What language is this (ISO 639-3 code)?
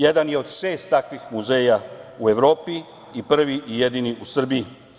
srp